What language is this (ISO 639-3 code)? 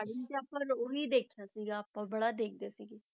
pan